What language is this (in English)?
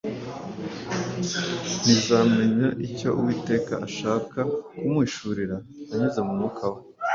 Kinyarwanda